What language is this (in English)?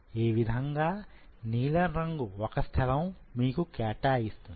Telugu